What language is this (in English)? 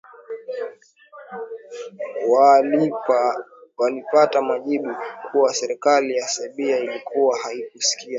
Swahili